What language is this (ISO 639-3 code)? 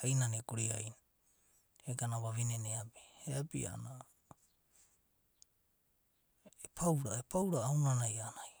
kbt